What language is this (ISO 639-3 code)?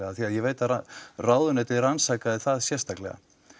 isl